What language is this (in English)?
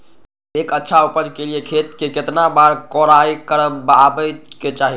Magahi